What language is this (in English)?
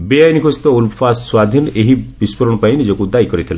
Odia